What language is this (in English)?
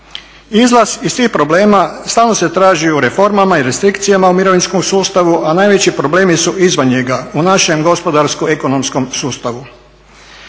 Croatian